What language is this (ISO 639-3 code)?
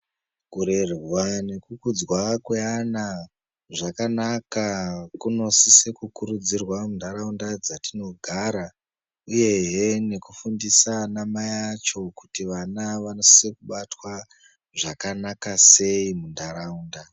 ndc